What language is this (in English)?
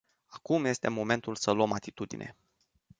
Romanian